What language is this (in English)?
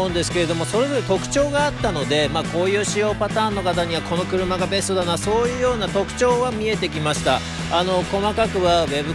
Japanese